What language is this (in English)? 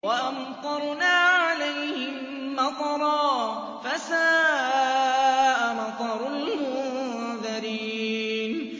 Arabic